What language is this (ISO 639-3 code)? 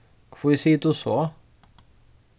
fao